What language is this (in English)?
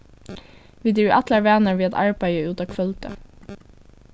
Faroese